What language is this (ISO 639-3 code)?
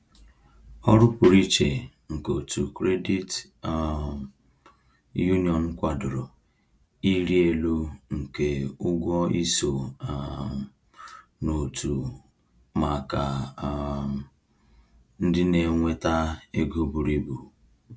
ibo